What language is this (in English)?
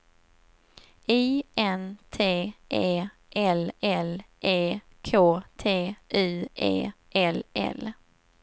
Swedish